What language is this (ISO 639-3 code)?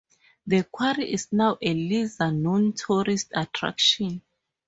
eng